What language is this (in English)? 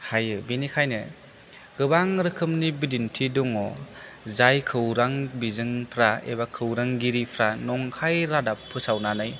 Bodo